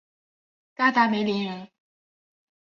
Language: Chinese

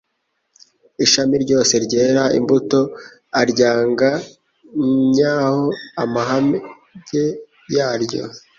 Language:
Kinyarwanda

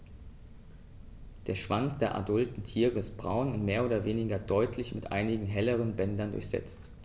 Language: German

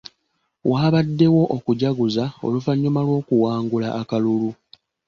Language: Ganda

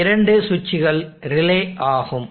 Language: Tamil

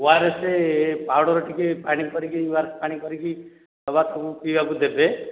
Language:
Odia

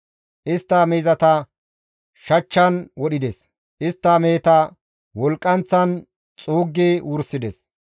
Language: Gamo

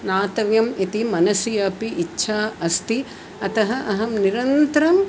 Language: Sanskrit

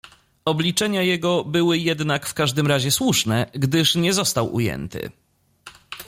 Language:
Polish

